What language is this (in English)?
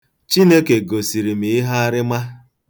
Igbo